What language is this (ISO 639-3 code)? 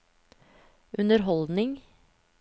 nor